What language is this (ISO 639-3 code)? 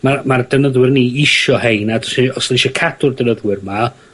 cym